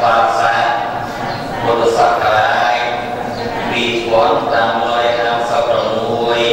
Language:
Vietnamese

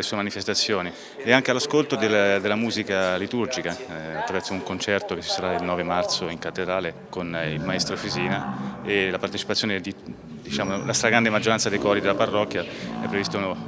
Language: Italian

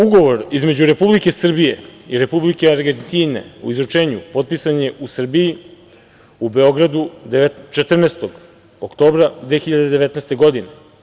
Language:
Serbian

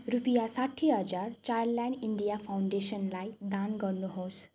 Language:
Nepali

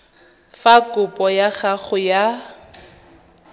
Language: Tswana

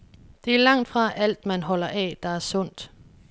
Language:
Danish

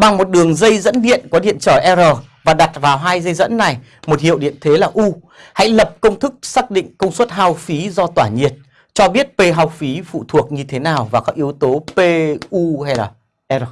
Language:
Vietnamese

